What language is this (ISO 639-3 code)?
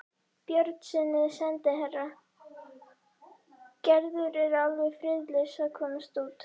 isl